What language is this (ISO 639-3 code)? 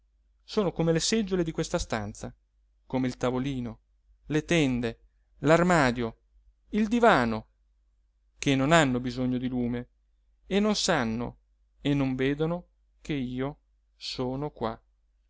ita